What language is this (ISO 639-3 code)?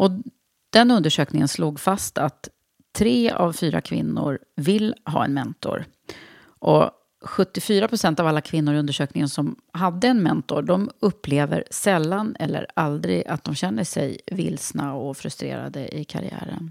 swe